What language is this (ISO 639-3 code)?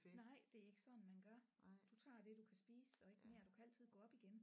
dan